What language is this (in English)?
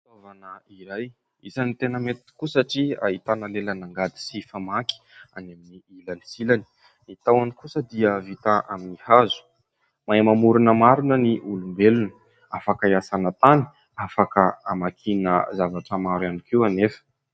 Malagasy